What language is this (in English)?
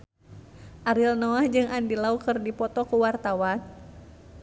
Sundanese